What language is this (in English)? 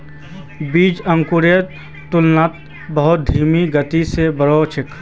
Magahi